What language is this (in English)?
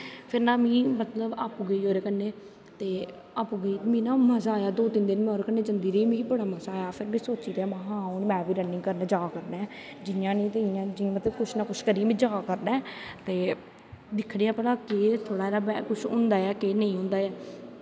Dogri